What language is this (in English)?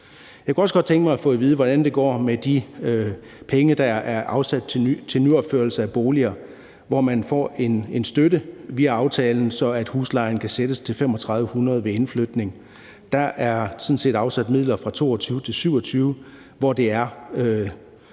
Danish